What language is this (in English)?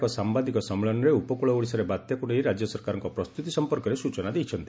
Odia